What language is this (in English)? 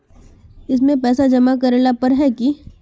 Magahi